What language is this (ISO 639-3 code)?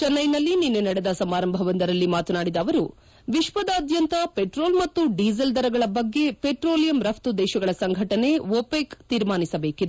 kan